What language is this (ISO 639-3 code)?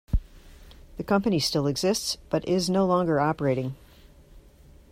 eng